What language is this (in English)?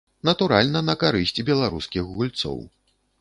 Belarusian